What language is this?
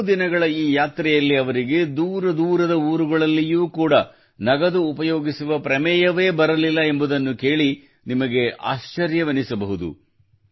Kannada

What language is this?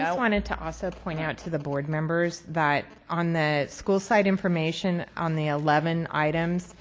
English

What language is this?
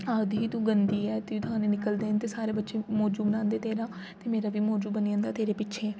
Dogri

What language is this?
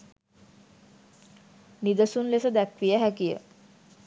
Sinhala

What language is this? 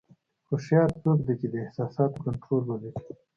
Pashto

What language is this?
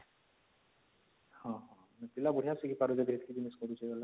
Odia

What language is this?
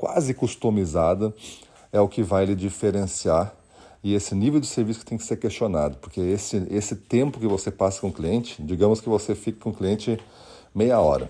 Portuguese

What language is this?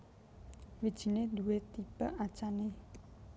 Javanese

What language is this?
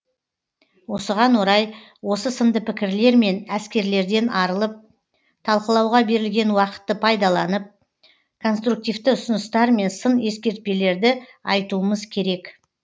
Kazakh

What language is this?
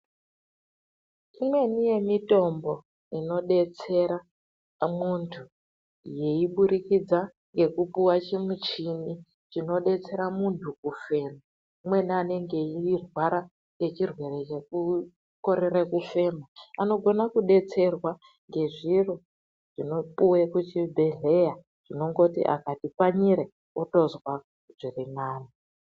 Ndau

